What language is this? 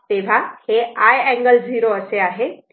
Marathi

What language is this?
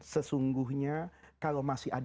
Indonesian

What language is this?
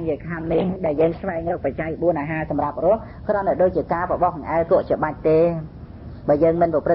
Vietnamese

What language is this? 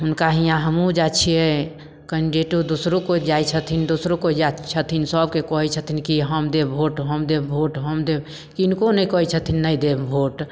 Maithili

